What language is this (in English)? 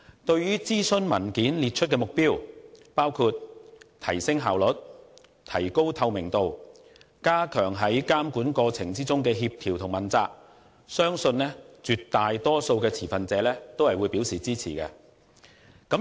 Cantonese